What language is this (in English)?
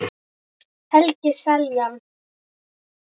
Icelandic